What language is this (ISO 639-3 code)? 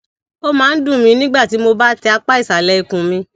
yor